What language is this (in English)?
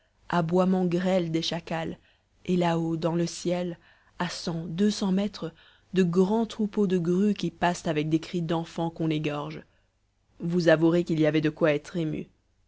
French